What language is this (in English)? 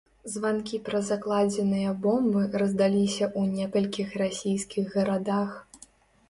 Belarusian